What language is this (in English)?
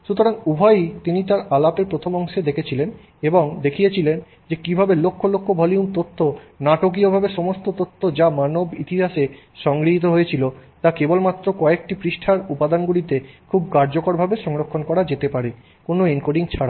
Bangla